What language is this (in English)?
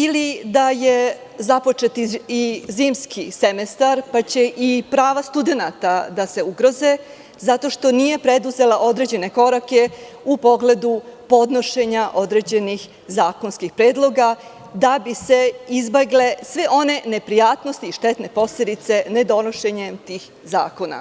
Serbian